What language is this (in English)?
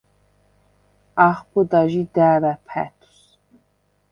Svan